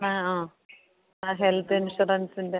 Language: Malayalam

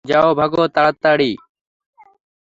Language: Bangla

